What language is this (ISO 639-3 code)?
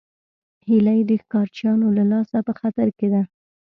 pus